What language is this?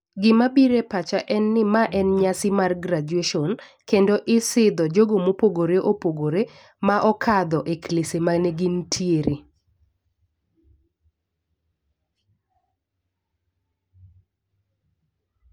Luo (Kenya and Tanzania)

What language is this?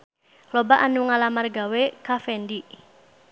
Sundanese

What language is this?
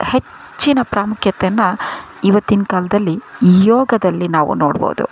Kannada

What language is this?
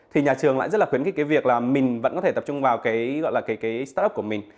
Vietnamese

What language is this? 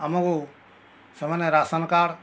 Odia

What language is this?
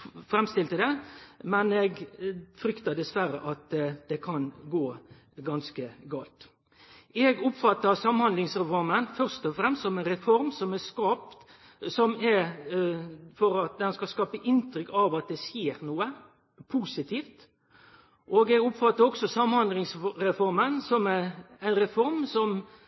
Norwegian Nynorsk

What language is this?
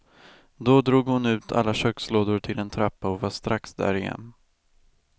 Swedish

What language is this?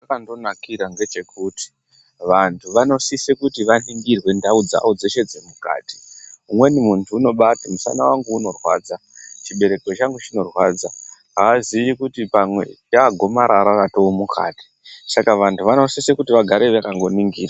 Ndau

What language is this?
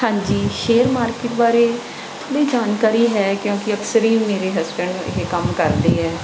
Punjabi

